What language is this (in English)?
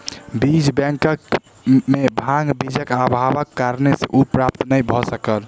Maithili